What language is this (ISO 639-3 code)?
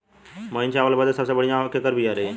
bho